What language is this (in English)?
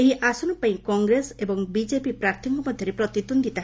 Odia